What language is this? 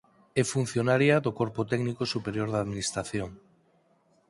Galician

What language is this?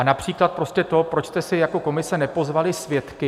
Czech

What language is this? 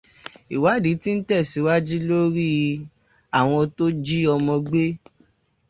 Yoruba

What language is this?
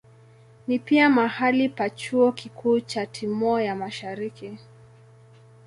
Swahili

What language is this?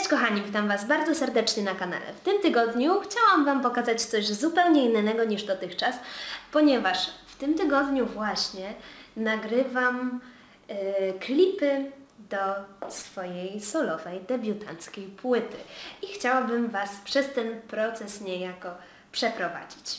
Polish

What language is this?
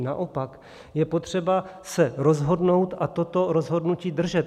Czech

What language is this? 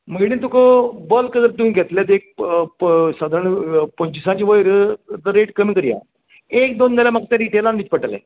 Konkani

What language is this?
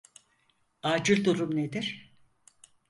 Turkish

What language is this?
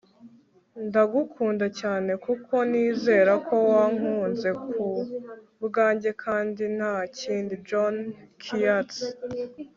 Kinyarwanda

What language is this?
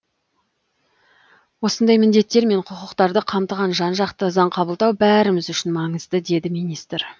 Kazakh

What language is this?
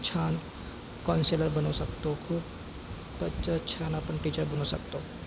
Marathi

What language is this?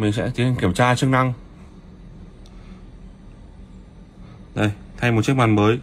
Vietnamese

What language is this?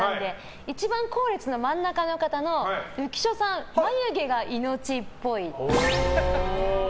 Japanese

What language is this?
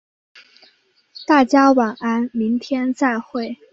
Chinese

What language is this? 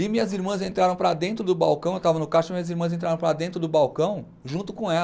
Portuguese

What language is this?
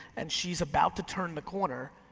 English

